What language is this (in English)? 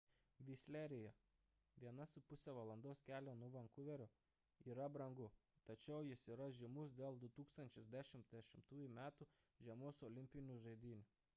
Lithuanian